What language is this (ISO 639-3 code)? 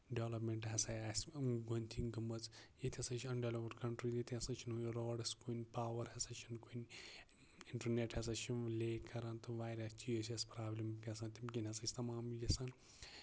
kas